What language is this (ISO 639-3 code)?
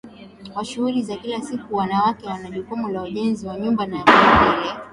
swa